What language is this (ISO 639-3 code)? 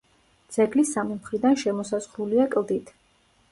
kat